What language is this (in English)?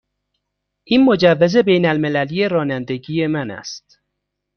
Persian